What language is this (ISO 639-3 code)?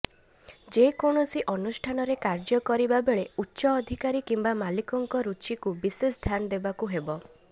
ori